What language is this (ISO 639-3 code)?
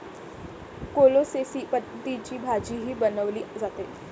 mar